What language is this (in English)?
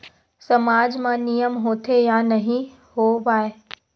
Chhattisgarhi